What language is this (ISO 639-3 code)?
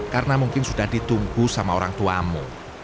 ind